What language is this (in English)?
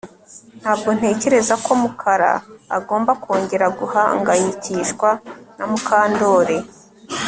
Kinyarwanda